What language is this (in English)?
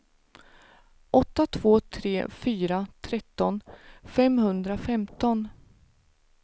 Swedish